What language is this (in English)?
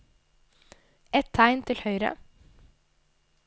Norwegian